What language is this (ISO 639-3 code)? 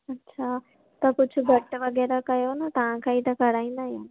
snd